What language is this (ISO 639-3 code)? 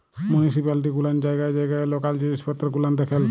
ben